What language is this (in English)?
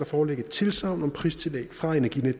Danish